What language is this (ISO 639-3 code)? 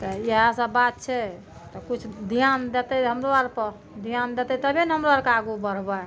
mai